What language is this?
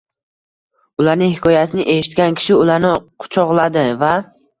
Uzbek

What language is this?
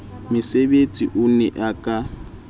Southern Sotho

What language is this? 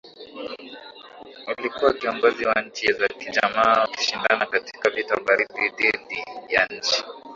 Swahili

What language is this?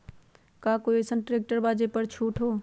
Magahi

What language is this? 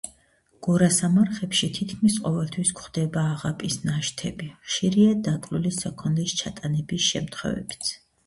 Georgian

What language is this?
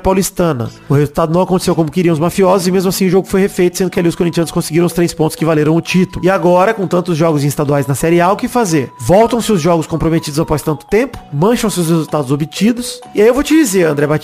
Portuguese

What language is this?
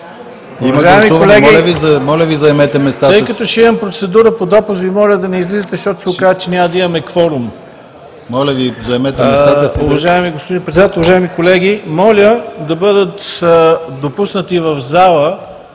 Bulgarian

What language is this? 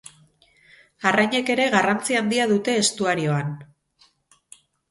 Basque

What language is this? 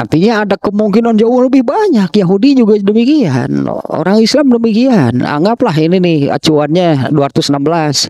Indonesian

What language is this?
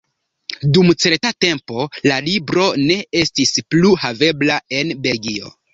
Esperanto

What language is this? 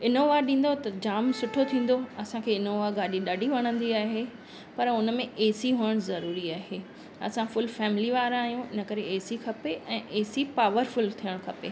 Sindhi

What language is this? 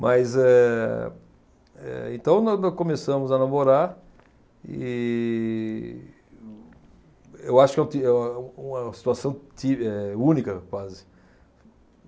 Portuguese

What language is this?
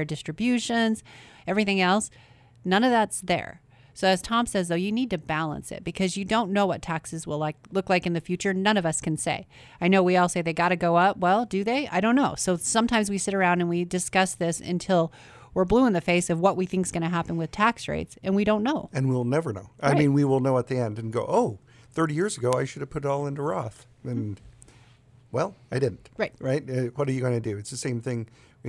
English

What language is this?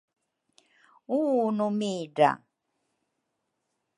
Rukai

